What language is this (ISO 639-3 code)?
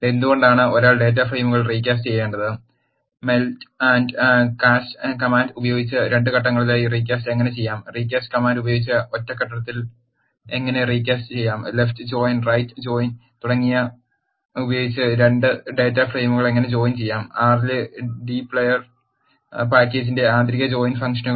mal